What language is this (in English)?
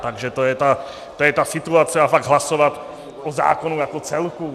Czech